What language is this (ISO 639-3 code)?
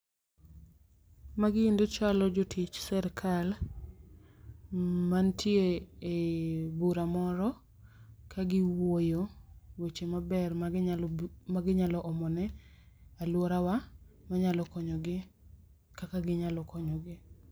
luo